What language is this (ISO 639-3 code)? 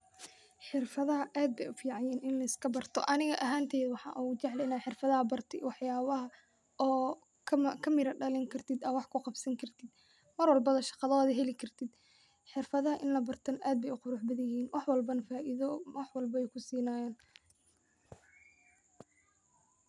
som